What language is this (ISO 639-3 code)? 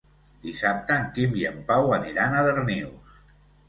cat